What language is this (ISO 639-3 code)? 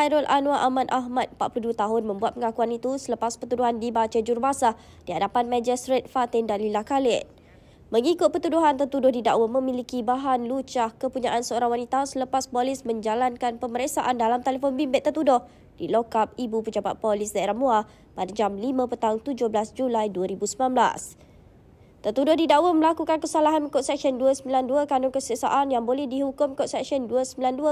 msa